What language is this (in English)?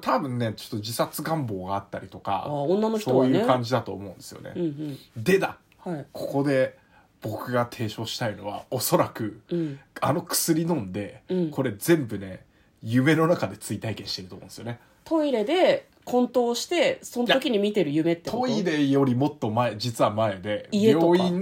Japanese